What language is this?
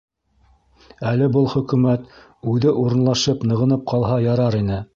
Bashkir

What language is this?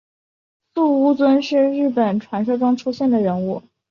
Chinese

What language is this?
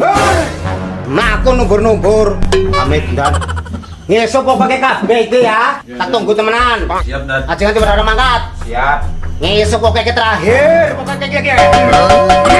Indonesian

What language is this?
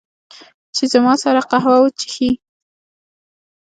Pashto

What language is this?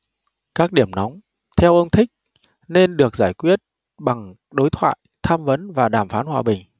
Vietnamese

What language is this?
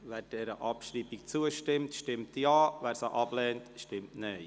Swiss German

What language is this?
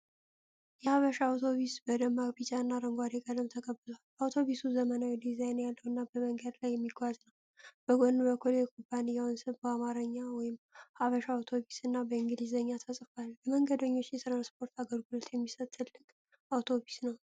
Amharic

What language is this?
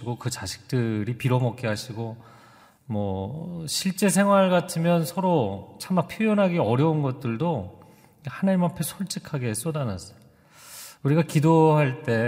Korean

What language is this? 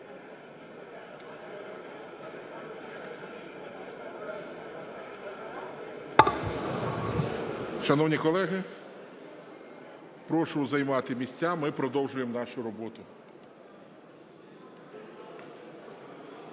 Ukrainian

